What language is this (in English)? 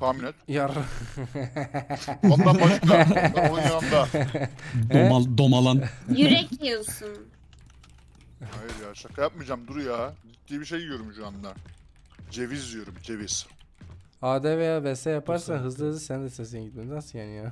Turkish